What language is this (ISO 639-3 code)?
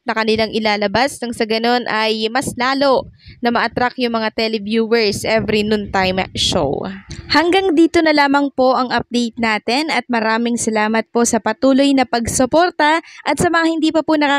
fil